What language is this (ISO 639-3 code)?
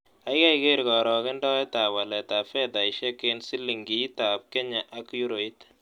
kln